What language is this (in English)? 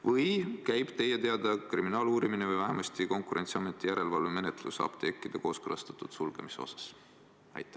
Estonian